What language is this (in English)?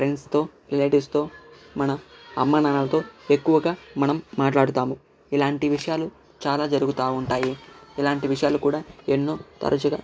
Telugu